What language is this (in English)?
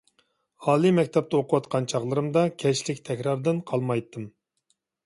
Uyghur